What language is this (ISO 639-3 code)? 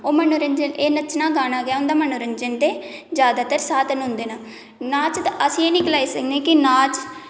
doi